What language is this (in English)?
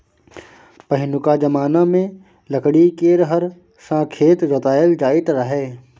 Maithili